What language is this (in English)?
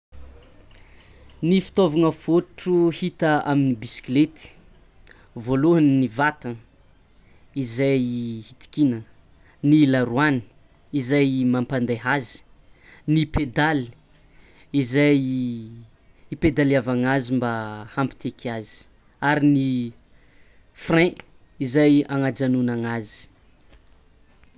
Tsimihety Malagasy